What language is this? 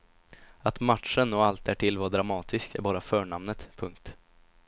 Swedish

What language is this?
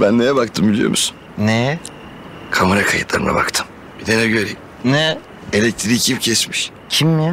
Turkish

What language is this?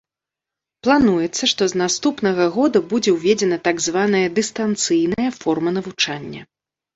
Belarusian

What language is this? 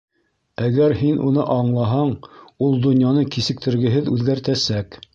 Bashkir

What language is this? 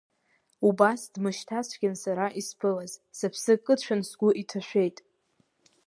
Abkhazian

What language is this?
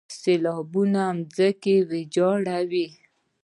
Pashto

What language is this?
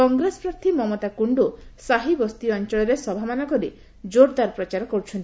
Odia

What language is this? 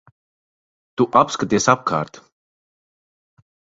Latvian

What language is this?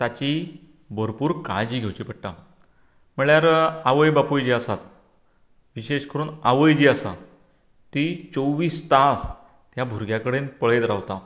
Konkani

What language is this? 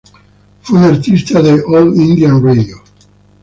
Spanish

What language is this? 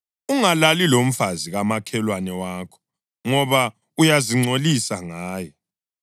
North Ndebele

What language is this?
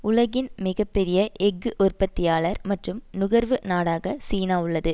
Tamil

